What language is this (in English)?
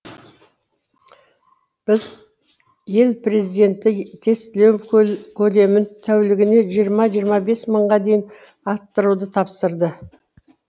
Kazakh